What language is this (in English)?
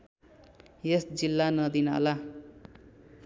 Nepali